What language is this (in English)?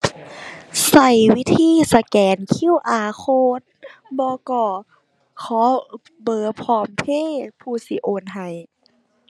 Thai